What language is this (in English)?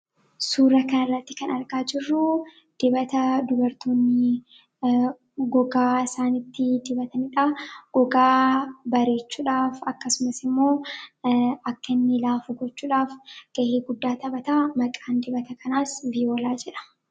Oromo